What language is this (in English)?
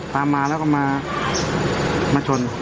Thai